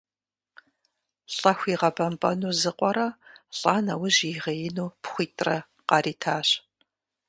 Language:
Kabardian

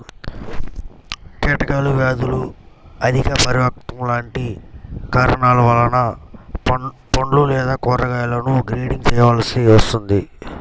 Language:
Telugu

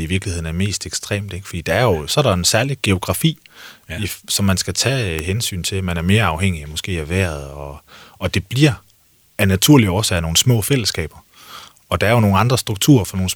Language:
Danish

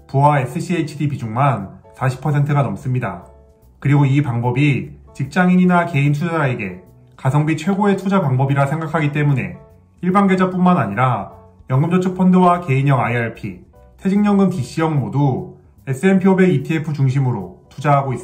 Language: Korean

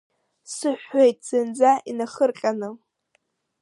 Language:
Abkhazian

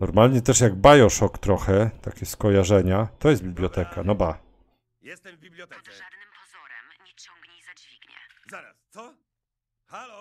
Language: Polish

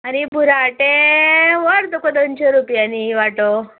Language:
Konkani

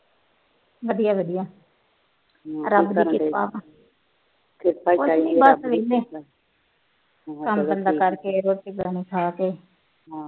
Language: Punjabi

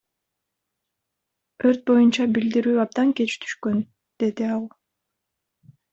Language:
Kyrgyz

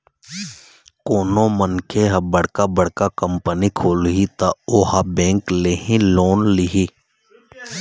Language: Chhattisgarhi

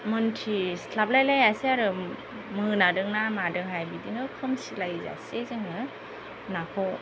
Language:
Bodo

